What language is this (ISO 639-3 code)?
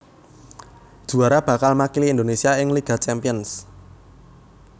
jav